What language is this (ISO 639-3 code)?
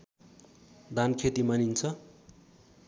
nep